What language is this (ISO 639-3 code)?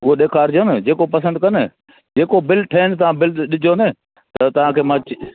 snd